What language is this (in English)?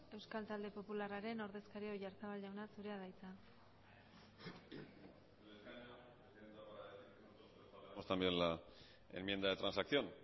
Basque